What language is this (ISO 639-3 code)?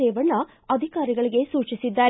kan